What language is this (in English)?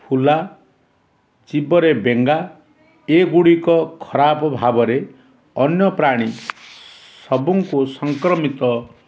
Odia